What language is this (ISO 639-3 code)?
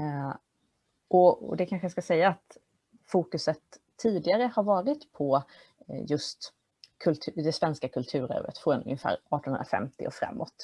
swe